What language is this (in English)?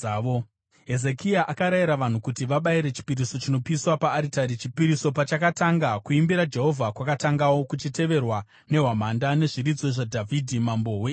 Shona